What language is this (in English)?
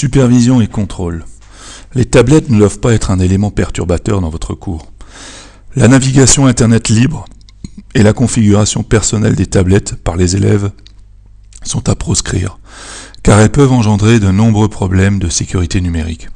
French